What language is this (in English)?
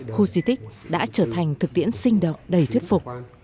Vietnamese